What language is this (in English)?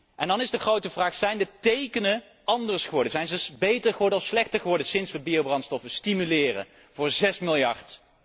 Dutch